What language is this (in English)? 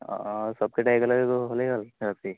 Assamese